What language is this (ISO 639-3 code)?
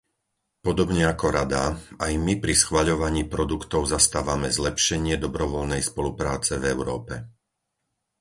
slk